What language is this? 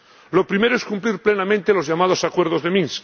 Spanish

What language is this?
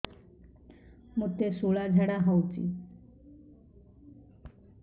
Odia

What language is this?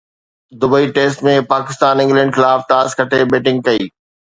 Sindhi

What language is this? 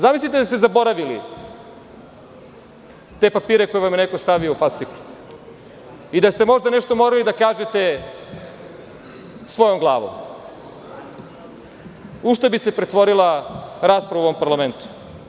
Serbian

